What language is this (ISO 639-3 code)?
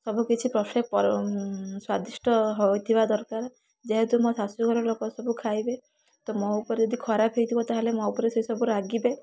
ori